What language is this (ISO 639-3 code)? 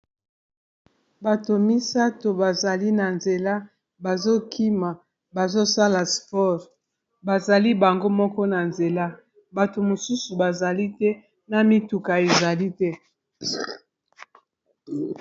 lin